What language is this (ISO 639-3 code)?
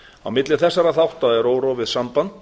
isl